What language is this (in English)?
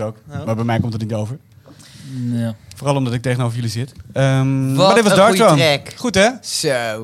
Dutch